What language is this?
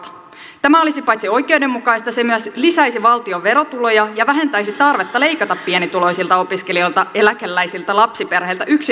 Finnish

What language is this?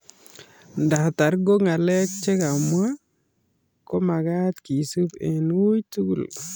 Kalenjin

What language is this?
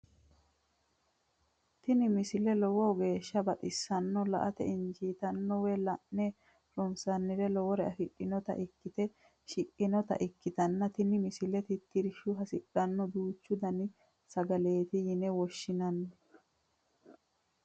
Sidamo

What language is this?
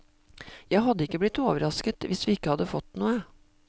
Norwegian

